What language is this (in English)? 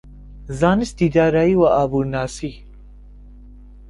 Central Kurdish